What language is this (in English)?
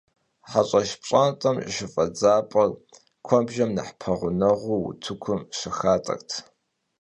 Kabardian